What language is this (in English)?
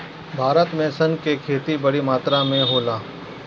Bhojpuri